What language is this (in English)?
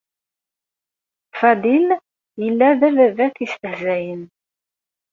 Kabyle